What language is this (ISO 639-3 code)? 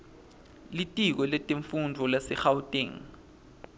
ssw